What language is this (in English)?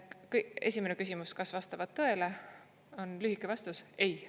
Estonian